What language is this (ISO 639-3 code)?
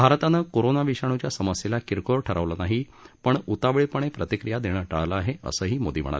mar